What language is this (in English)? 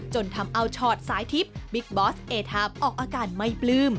Thai